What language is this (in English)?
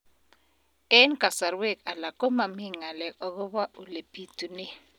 Kalenjin